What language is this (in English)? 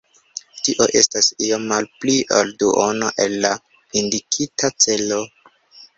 Esperanto